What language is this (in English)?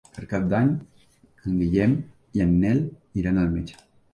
Catalan